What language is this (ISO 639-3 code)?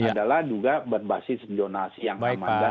ind